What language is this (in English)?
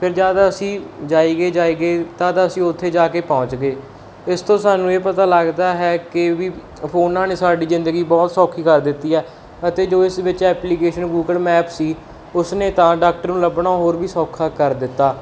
Punjabi